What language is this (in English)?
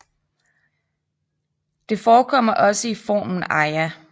Danish